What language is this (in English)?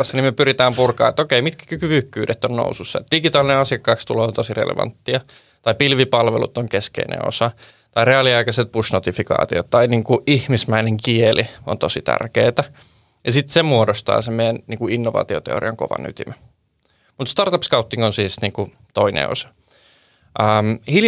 Finnish